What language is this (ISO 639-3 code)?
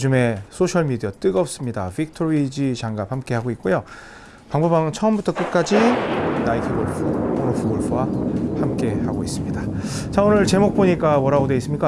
kor